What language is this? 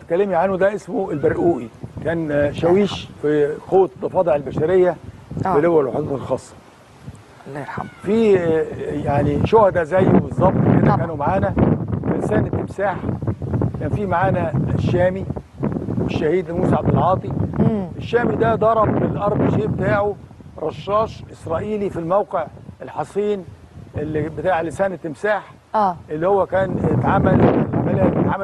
Arabic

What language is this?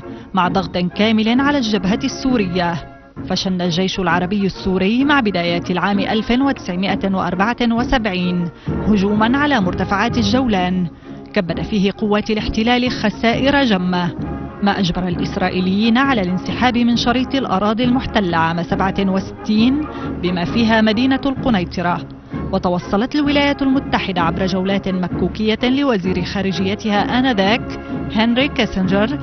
Arabic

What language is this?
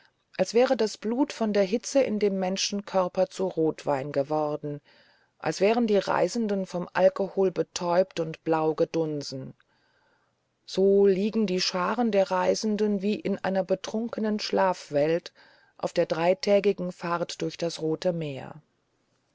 German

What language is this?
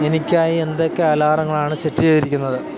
Malayalam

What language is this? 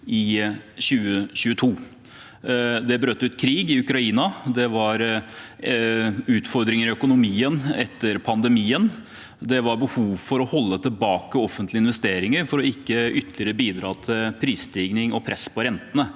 Norwegian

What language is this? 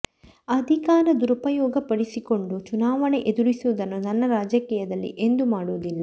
Kannada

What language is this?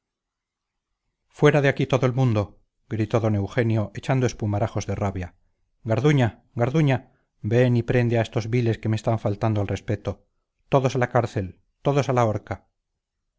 Spanish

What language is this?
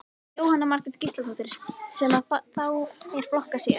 Icelandic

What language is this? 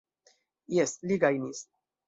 Esperanto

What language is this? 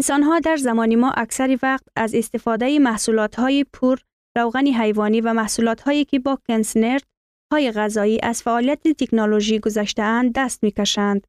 Persian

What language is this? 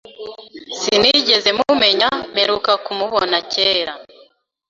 Kinyarwanda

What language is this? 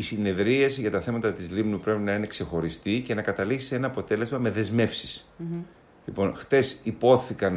Greek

